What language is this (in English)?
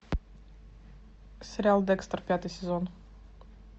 Russian